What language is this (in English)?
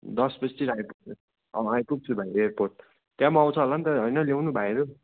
Nepali